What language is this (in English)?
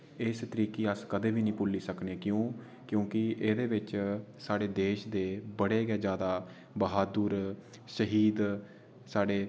Dogri